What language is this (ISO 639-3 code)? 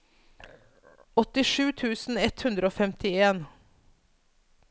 nor